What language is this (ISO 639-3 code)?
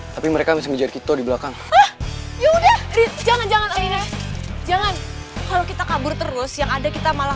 ind